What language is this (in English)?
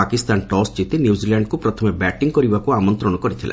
Odia